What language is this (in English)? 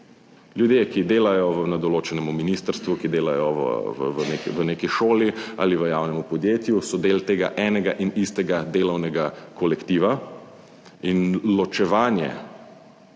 Slovenian